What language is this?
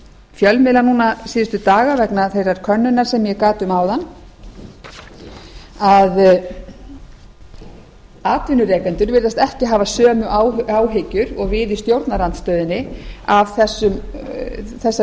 Icelandic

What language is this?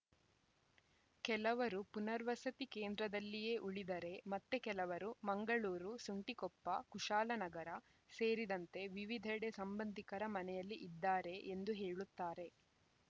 Kannada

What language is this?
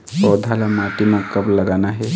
Chhattisgarhi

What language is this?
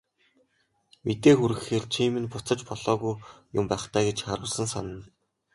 Mongolian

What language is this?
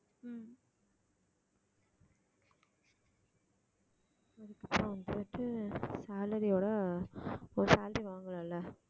Tamil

